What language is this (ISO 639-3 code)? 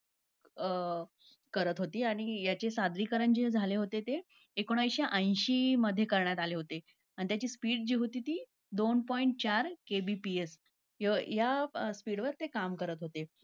mar